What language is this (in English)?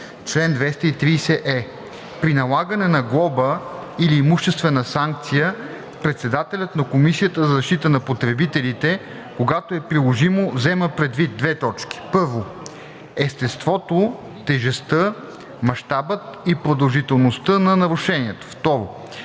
Bulgarian